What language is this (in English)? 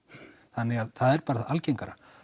Icelandic